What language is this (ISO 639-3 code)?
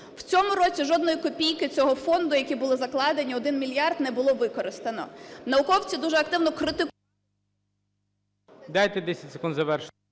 ukr